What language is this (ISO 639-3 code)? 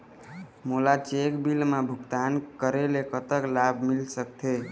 hne